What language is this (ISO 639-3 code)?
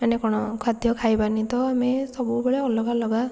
ori